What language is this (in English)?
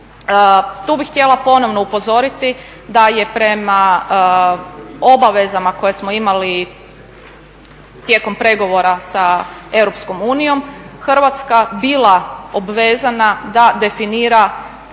Croatian